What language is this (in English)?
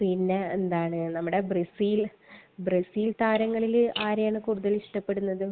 Malayalam